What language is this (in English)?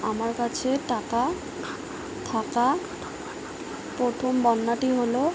Bangla